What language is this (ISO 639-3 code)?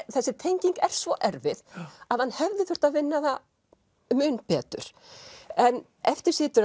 isl